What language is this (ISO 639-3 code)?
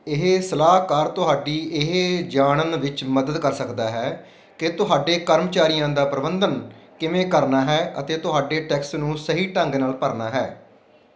pan